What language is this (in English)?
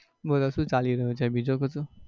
Gujarati